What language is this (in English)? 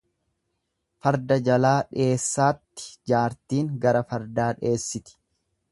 Oromo